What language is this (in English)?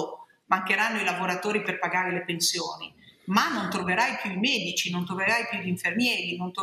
Italian